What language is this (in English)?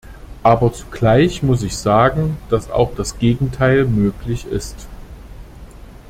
German